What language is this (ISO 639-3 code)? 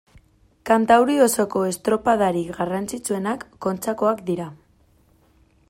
eus